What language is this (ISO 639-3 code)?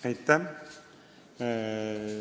est